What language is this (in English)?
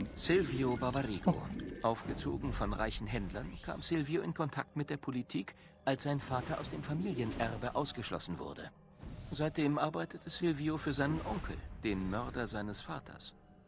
German